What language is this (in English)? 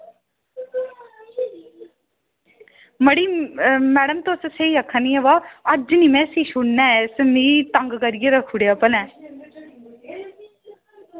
Dogri